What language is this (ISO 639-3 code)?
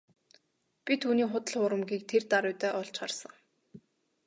mon